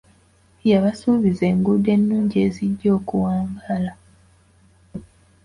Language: Ganda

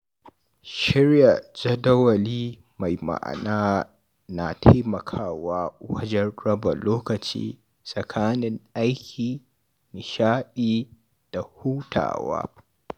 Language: Hausa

